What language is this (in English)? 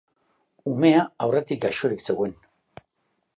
Basque